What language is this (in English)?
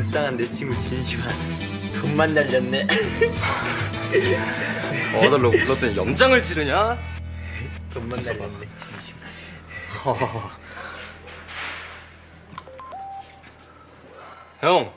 Korean